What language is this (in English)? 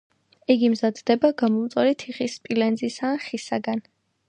Georgian